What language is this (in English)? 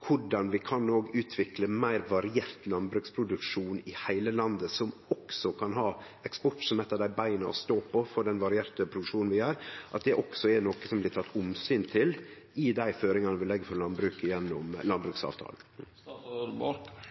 Norwegian